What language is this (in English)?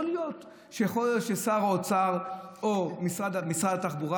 Hebrew